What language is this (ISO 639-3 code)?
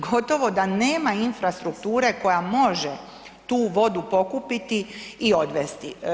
hrv